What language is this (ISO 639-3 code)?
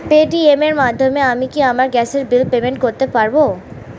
ben